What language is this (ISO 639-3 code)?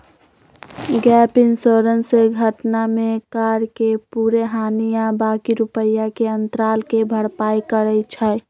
mag